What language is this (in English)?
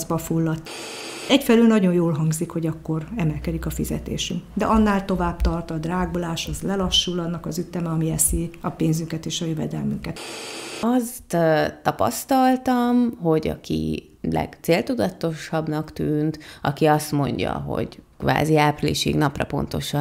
Hungarian